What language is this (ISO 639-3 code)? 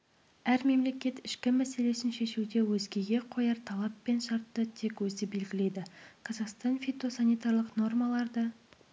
kaz